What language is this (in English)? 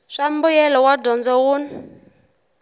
Tsonga